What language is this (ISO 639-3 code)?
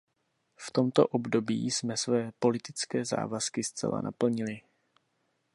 ces